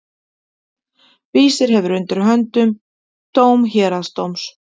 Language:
Icelandic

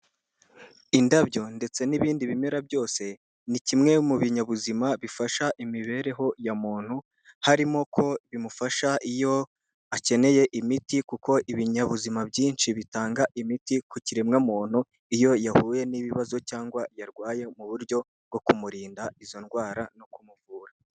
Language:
Kinyarwanda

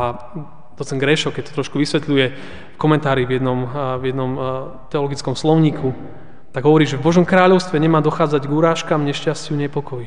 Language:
Slovak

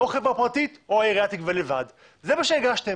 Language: Hebrew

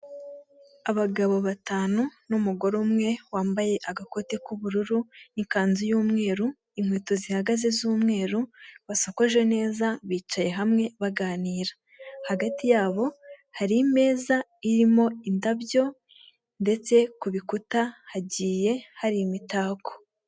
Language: Kinyarwanda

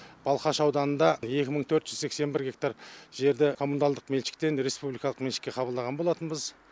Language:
Kazakh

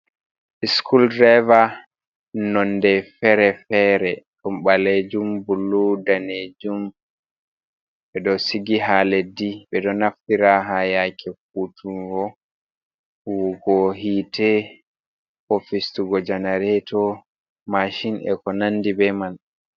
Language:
Fula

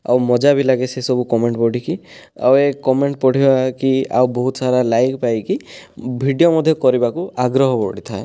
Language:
Odia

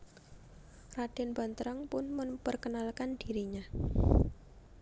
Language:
Javanese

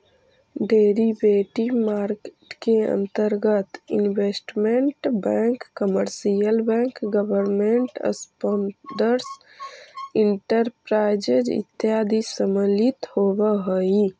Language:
Magahi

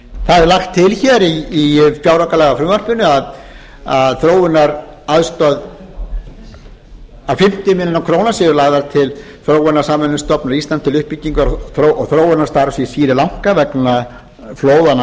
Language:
Icelandic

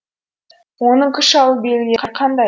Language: Kazakh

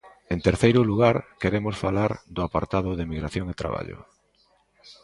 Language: Galician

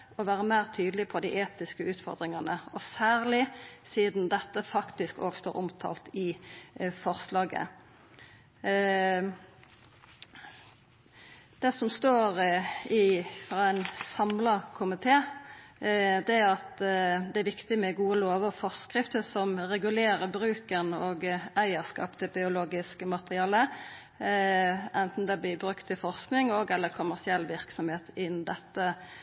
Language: Norwegian Nynorsk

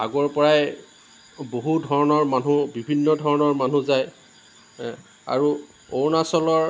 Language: Assamese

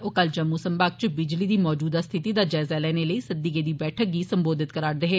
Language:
Dogri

